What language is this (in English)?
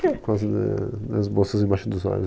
Portuguese